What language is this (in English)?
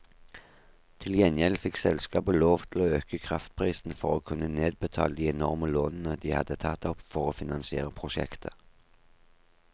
Norwegian